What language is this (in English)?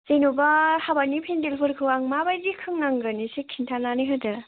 Bodo